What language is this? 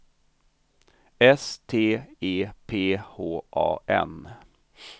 Swedish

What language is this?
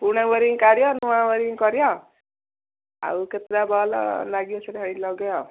Odia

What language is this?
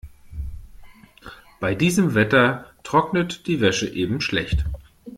German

